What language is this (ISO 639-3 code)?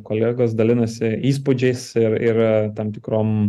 lit